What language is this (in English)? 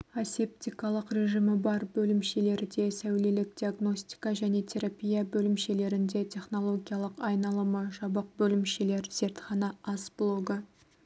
Kazakh